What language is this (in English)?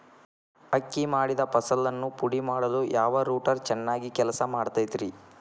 Kannada